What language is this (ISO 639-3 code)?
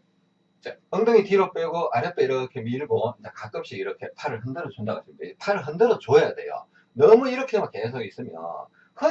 kor